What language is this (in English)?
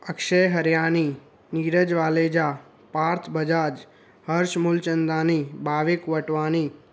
Sindhi